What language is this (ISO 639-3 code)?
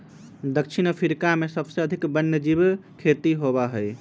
mag